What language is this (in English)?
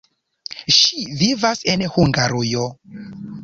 Esperanto